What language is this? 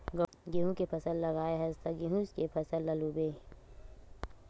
Chhattisgarhi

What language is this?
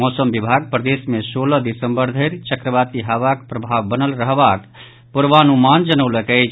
Maithili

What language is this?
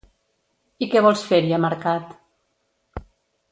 Catalan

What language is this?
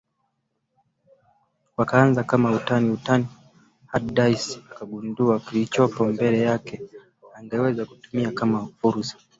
Swahili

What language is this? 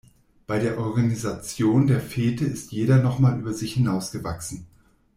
German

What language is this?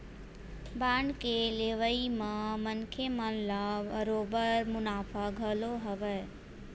Chhattisgarhi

